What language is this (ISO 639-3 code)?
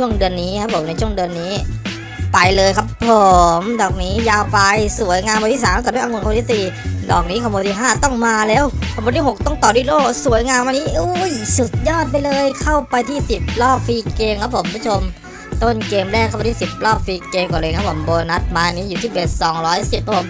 tha